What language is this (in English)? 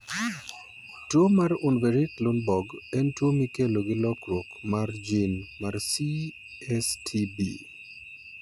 Luo (Kenya and Tanzania)